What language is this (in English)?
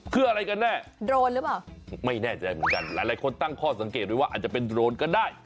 Thai